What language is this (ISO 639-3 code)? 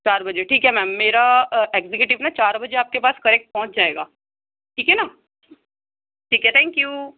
urd